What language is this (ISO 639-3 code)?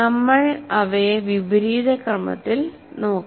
mal